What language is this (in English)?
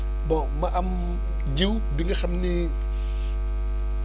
Wolof